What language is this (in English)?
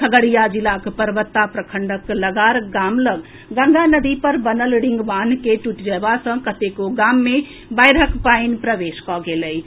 Maithili